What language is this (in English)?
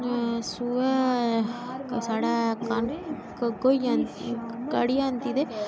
Dogri